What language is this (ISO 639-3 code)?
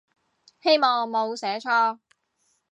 yue